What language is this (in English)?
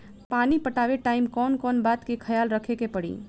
Bhojpuri